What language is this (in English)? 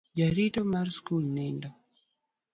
Luo (Kenya and Tanzania)